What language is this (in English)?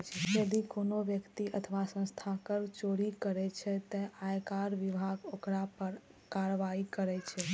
Maithili